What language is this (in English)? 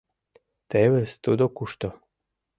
Mari